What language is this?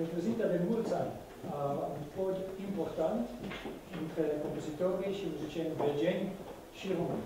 Romanian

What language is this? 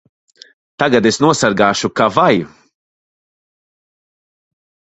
Latvian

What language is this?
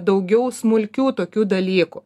Lithuanian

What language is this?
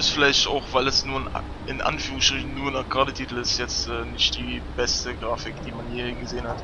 German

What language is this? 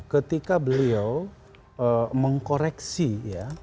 Indonesian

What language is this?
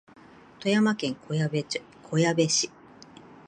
Japanese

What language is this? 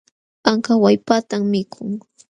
Jauja Wanca Quechua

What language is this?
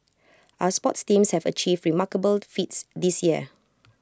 English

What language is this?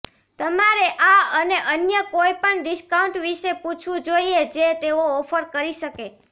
Gujarati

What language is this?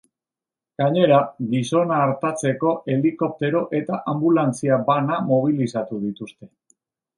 Basque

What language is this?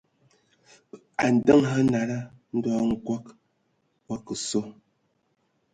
Ewondo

